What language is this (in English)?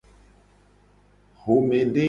Gen